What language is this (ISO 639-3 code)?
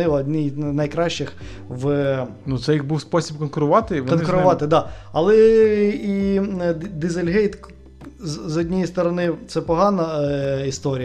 ukr